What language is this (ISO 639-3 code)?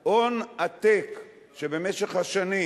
heb